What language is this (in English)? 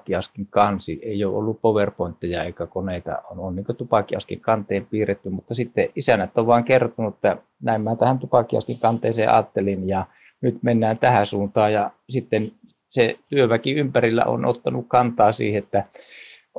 Finnish